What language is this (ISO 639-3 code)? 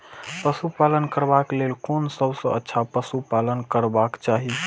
mai